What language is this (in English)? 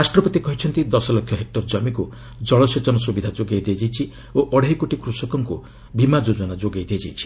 Odia